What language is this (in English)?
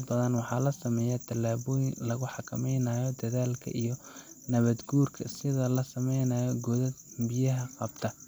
Somali